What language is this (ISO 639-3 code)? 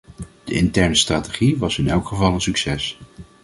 nld